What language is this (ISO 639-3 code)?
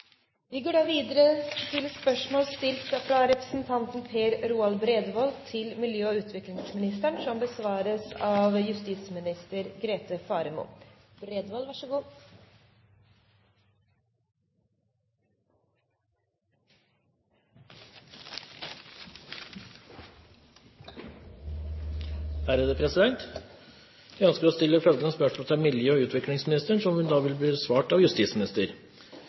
nor